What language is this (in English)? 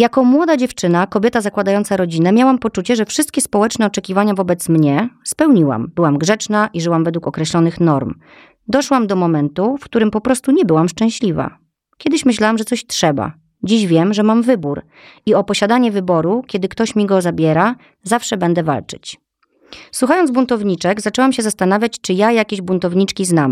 Polish